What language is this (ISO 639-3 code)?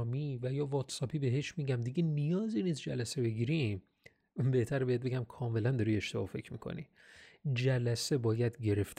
fas